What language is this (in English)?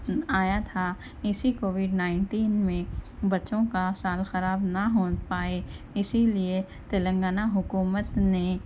Urdu